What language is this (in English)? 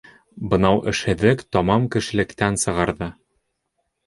Bashkir